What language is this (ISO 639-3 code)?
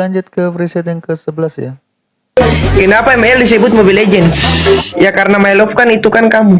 ind